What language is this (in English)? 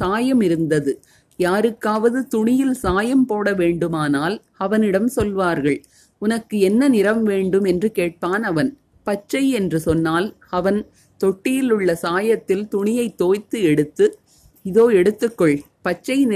Tamil